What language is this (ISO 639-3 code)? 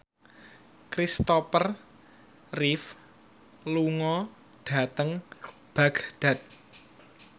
jav